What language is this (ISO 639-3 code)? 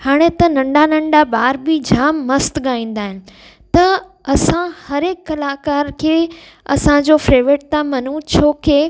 snd